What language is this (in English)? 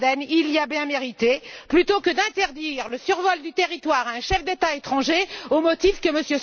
French